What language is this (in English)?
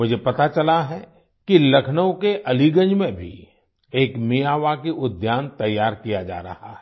Hindi